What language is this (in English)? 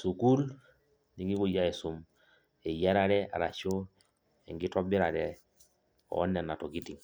Masai